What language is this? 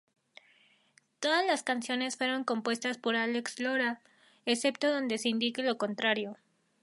Spanish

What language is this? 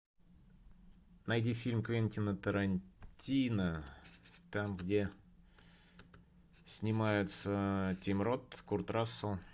Russian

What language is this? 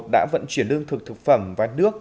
Vietnamese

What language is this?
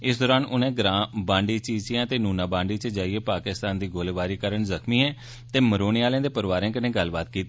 Dogri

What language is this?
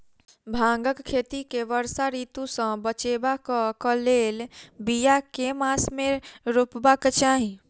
Maithili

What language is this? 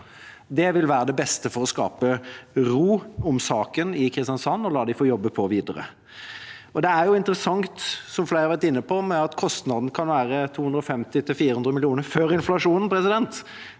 Norwegian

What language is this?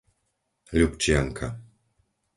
Slovak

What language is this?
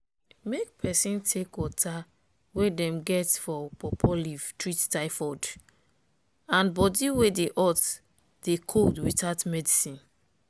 Nigerian Pidgin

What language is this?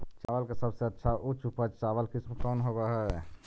Magahi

